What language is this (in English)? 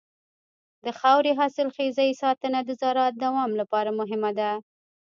Pashto